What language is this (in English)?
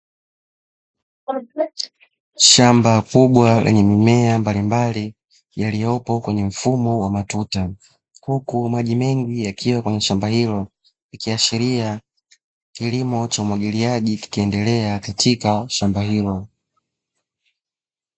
Swahili